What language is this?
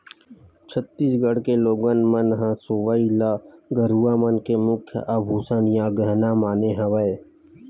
Chhattisgarhi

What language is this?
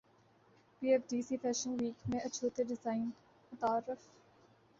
Urdu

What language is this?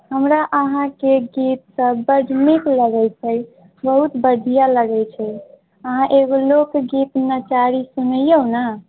Maithili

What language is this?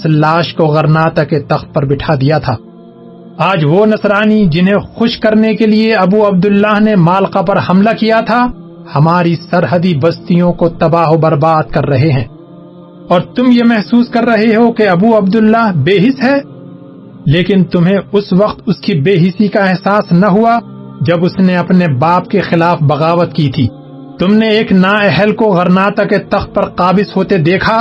Urdu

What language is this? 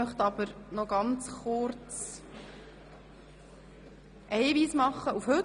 Swiss German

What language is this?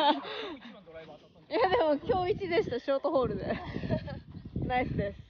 Japanese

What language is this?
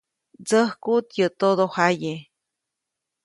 Copainalá Zoque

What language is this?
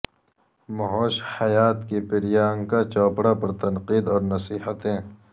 Urdu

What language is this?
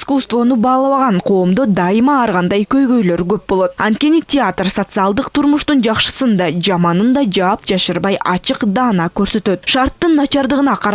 Russian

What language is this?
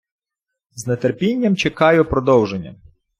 Ukrainian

